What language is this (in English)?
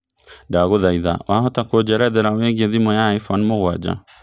Kikuyu